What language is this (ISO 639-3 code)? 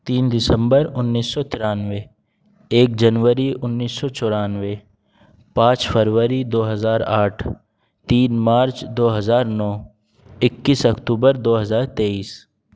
urd